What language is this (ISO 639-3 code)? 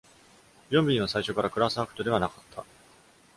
jpn